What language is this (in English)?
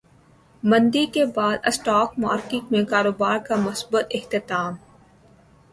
Urdu